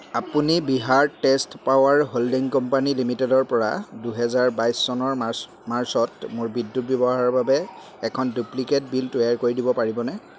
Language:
Assamese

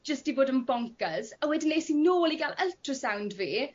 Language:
Welsh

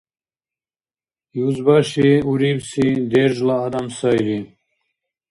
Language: Dargwa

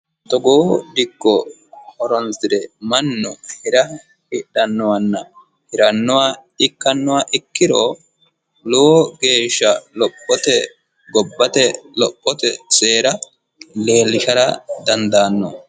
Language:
Sidamo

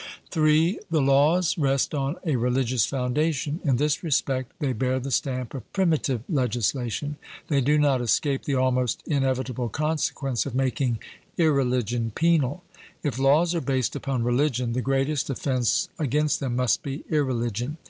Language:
English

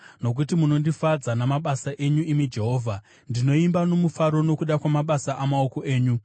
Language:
Shona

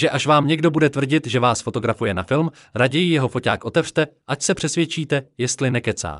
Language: Czech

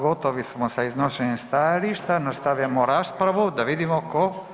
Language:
Croatian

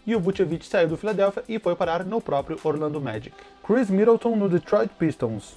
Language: Portuguese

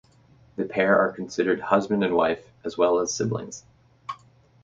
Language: English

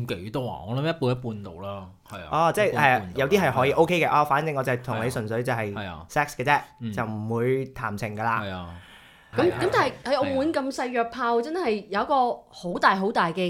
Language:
Chinese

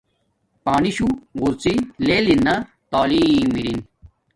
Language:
Domaaki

